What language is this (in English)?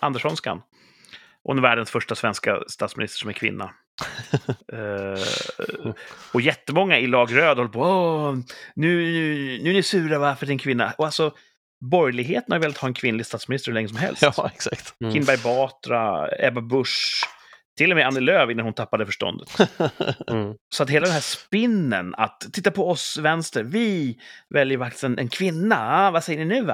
Swedish